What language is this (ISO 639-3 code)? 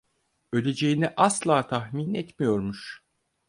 tur